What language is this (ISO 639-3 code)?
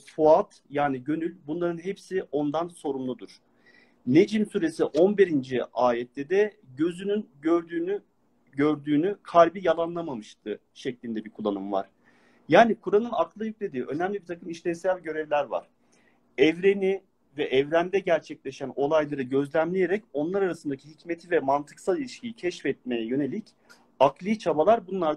tur